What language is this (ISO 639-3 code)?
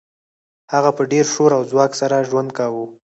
pus